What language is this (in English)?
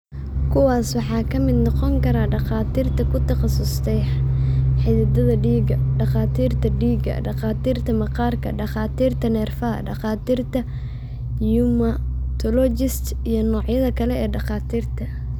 Somali